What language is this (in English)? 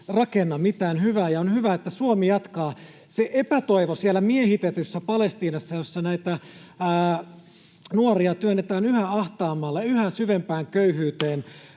Finnish